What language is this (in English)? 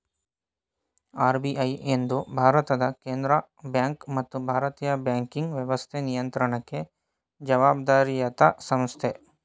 Kannada